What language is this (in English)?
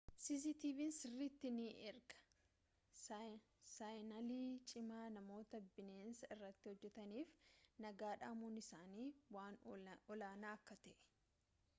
Oromo